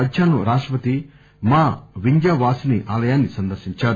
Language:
Telugu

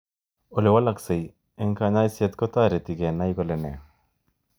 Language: Kalenjin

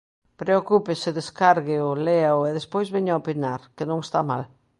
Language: Galician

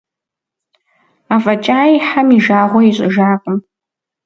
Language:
Kabardian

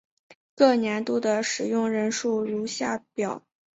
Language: Chinese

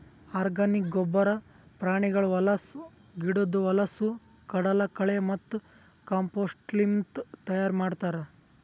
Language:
Kannada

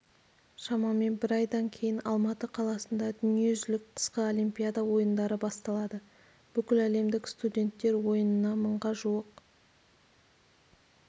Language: Kazakh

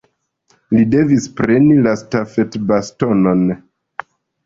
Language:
Esperanto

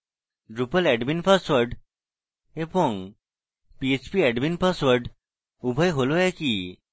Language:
Bangla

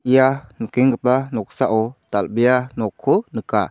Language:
Garo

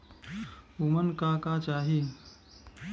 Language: Bhojpuri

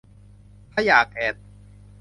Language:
Thai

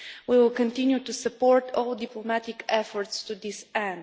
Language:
English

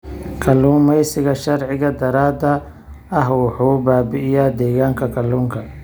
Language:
Somali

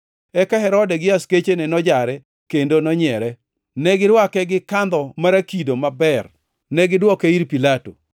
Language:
Luo (Kenya and Tanzania)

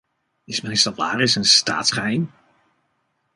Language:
Dutch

